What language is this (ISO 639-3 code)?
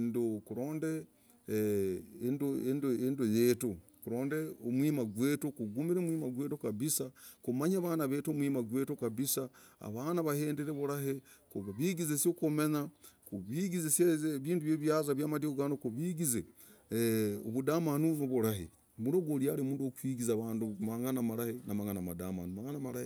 rag